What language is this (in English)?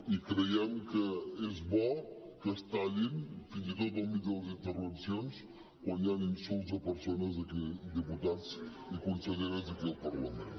Catalan